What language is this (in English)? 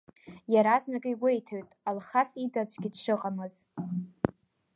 Abkhazian